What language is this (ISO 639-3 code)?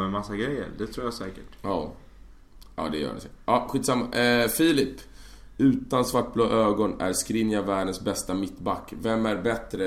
swe